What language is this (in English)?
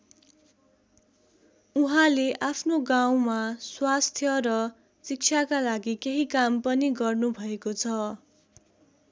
Nepali